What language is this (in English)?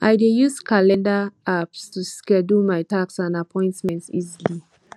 Nigerian Pidgin